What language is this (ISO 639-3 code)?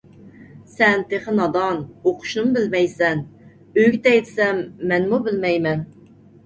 uig